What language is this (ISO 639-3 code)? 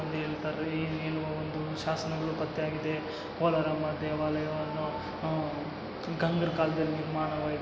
kan